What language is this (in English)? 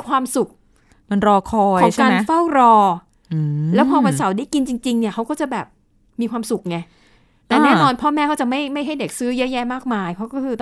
Thai